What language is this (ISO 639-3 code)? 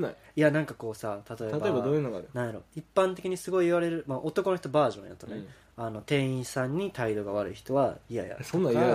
jpn